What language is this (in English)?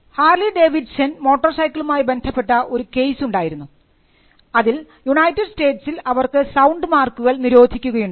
Malayalam